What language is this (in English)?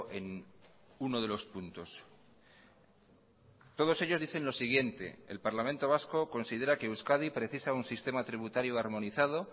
Spanish